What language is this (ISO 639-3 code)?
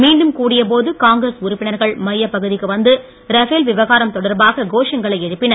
tam